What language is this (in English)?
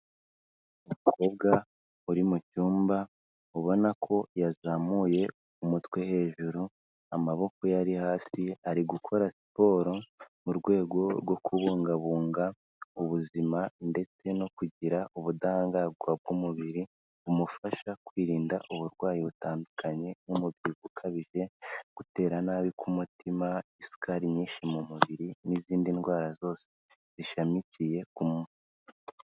Kinyarwanda